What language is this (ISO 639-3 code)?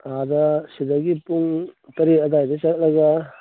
mni